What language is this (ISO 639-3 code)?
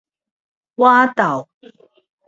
nan